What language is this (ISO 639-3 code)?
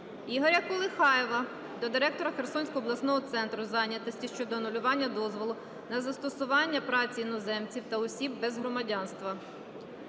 ukr